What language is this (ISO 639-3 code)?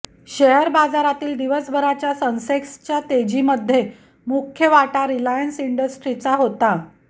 mar